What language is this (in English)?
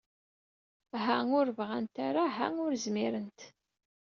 Kabyle